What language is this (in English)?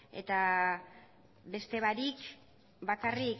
Basque